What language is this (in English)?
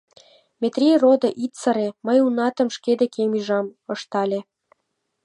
Mari